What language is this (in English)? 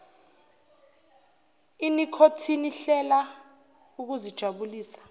Zulu